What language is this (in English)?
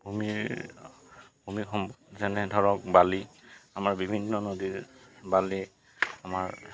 Assamese